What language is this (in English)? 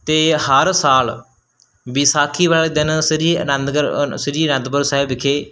Punjabi